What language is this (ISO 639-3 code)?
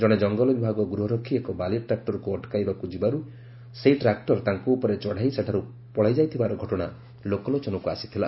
ori